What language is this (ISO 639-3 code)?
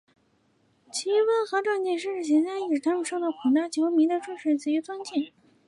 zho